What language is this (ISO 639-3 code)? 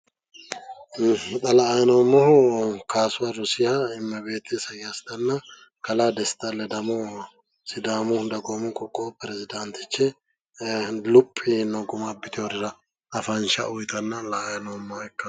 sid